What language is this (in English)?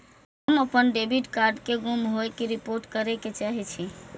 Maithili